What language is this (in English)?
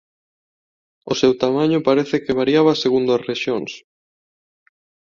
Galician